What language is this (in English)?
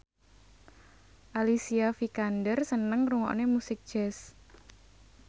Javanese